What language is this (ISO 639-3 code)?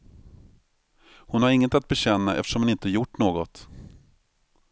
swe